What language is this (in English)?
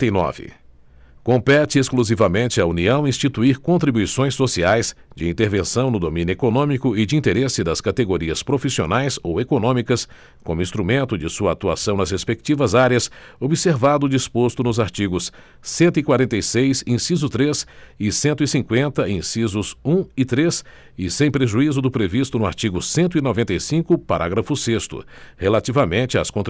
Portuguese